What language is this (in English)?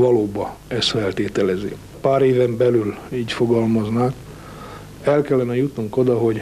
Hungarian